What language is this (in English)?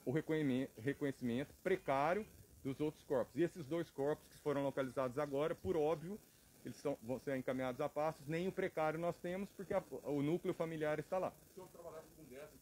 Portuguese